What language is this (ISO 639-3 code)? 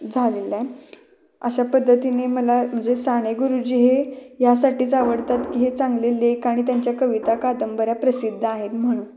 mar